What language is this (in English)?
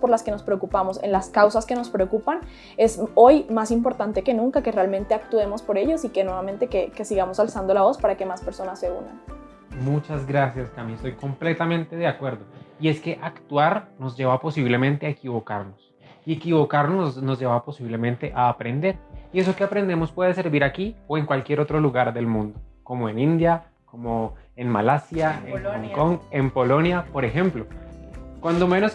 Spanish